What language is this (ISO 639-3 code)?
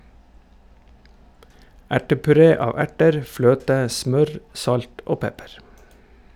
nor